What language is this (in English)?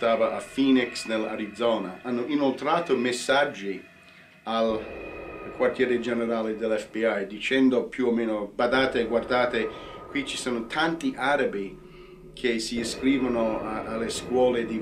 Italian